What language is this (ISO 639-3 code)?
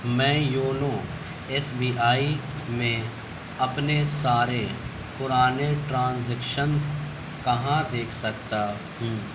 urd